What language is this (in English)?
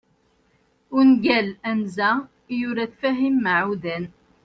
Kabyle